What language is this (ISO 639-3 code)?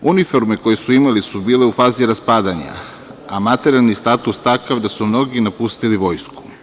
srp